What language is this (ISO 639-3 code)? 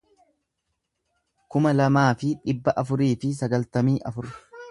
orm